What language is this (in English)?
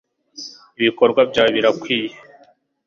Kinyarwanda